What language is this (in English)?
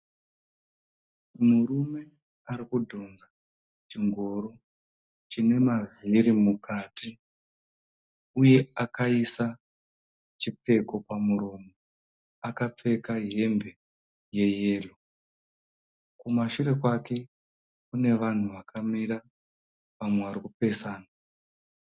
Shona